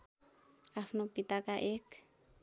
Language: Nepali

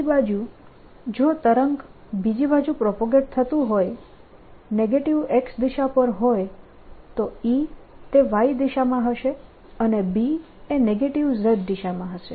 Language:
Gujarati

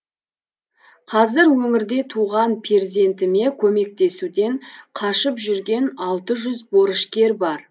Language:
Kazakh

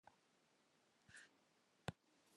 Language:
Western Frisian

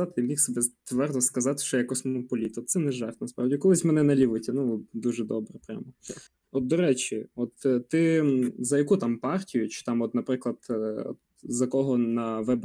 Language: Ukrainian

